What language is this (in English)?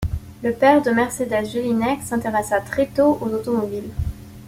French